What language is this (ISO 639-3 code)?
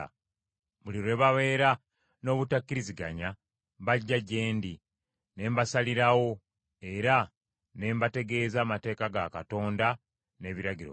lug